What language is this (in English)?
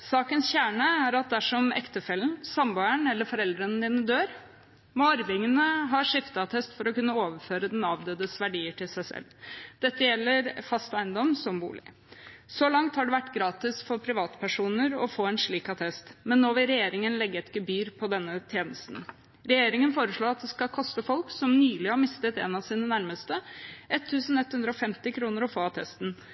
Norwegian Bokmål